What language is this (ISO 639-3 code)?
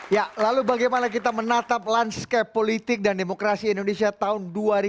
ind